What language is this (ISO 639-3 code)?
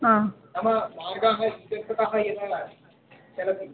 san